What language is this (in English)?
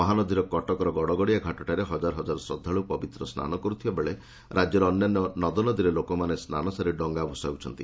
Odia